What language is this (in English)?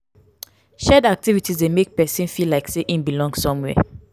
Nigerian Pidgin